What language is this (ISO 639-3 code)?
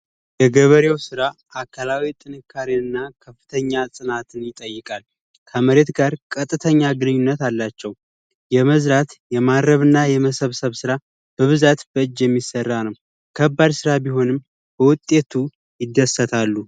amh